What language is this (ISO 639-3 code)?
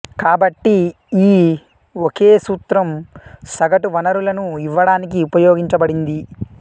tel